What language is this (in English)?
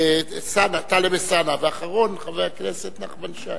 Hebrew